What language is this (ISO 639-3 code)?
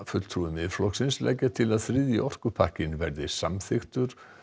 isl